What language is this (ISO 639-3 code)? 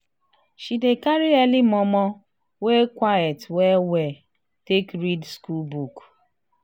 pcm